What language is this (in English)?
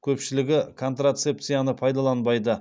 Kazakh